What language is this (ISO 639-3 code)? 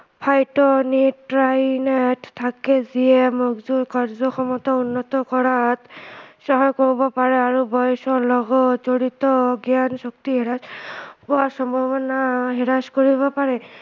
asm